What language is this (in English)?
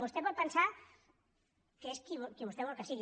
Catalan